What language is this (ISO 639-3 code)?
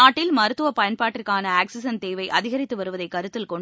tam